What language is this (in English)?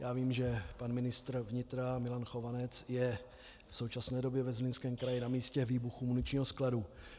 Czech